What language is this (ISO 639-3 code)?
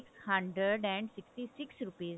pan